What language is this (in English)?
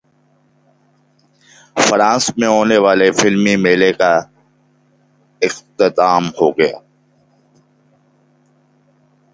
Urdu